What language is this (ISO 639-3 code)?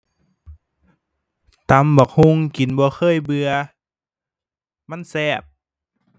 tha